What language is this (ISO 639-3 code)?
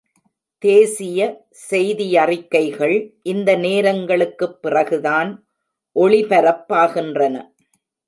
tam